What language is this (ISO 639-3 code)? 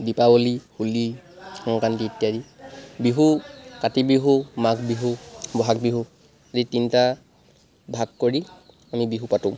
asm